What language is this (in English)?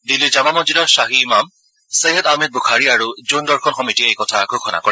Assamese